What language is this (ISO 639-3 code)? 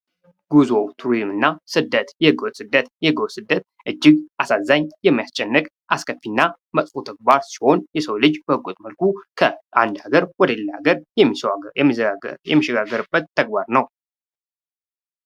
amh